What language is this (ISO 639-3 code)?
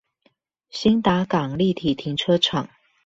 zho